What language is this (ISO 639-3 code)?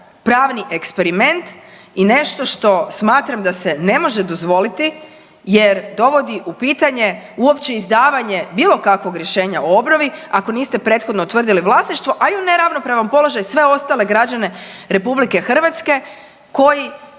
hrv